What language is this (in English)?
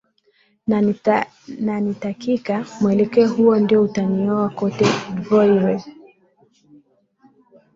Swahili